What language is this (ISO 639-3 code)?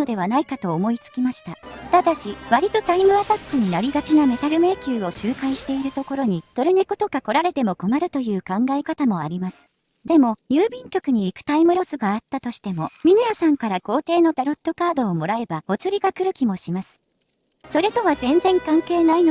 jpn